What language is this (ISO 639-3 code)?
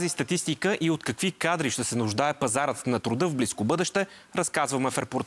bul